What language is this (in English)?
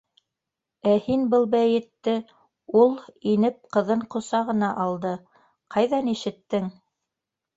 Bashkir